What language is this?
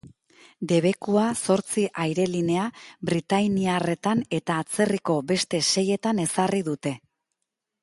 Basque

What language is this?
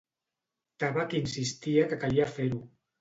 Catalan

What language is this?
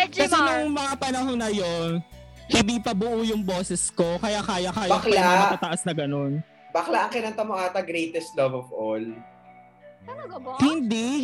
Filipino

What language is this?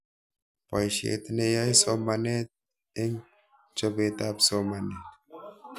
Kalenjin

